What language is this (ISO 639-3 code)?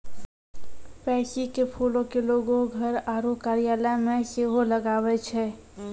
mai